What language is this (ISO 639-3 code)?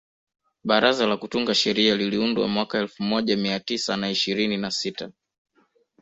swa